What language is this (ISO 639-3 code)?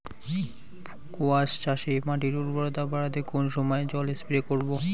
ben